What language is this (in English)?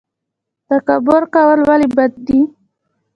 Pashto